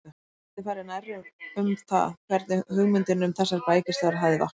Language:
Icelandic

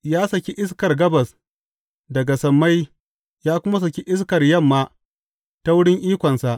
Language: Hausa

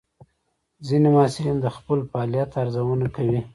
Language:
Pashto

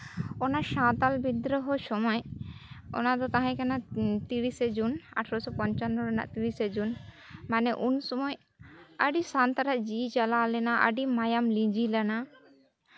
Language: Santali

